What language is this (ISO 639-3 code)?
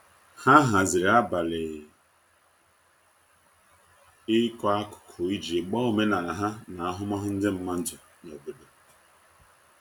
ibo